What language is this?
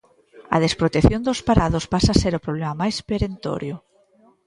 Galician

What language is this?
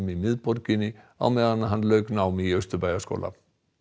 Icelandic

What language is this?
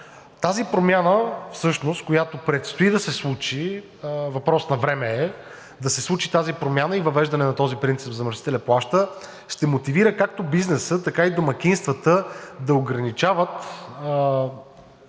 Bulgarian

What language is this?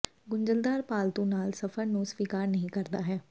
Punjabi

